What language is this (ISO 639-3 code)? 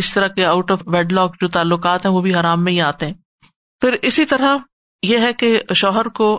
urd